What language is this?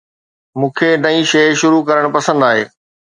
Sindhi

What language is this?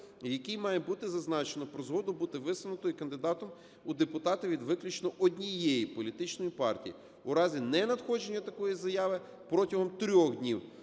Ukrainian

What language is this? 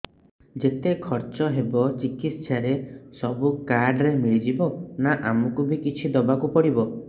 Odia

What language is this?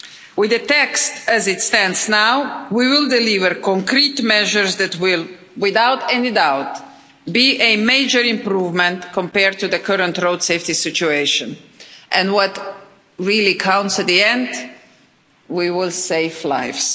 English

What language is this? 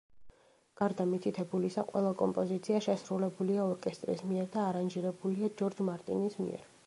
Georgian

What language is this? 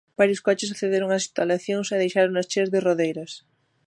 Galician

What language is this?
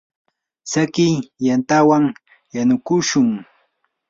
Yanahuanca Pasco Quechua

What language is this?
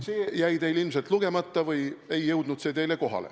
Estonian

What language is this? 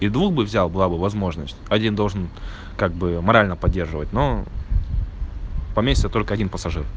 Russian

